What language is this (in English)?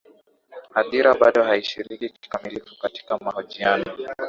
Swahili